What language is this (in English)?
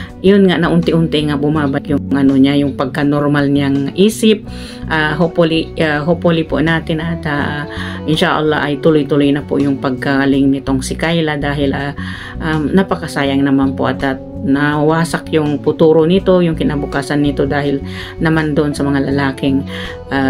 Filipino